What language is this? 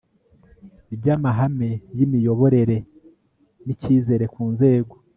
Kinyarwanda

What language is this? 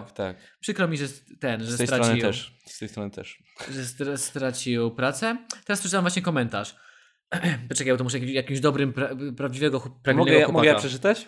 Polish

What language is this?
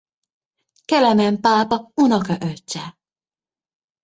Hungarian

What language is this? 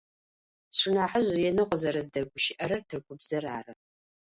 Adyghe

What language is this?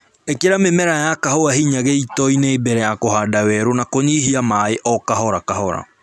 Kikuyu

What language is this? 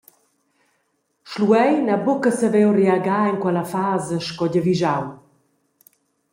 Romansh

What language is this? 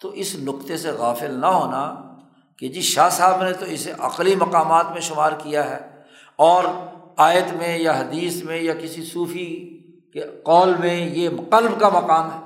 Urdu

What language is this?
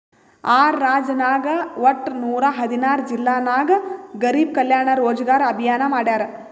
Kannada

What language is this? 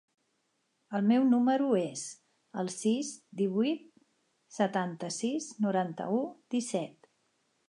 Catalan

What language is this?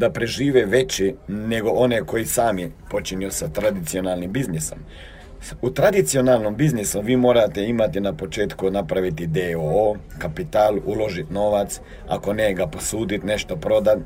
Croatian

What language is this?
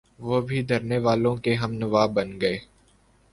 Urdu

